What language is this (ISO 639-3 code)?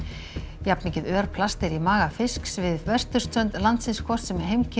isl